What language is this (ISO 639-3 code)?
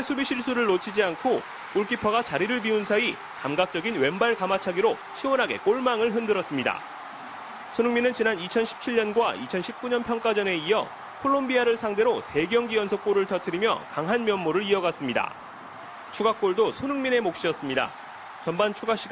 kor